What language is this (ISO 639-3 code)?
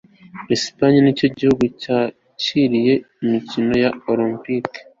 kin